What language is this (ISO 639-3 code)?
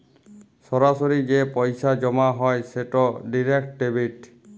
ben